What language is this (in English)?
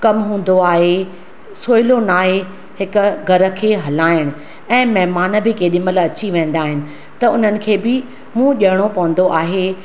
Sindhi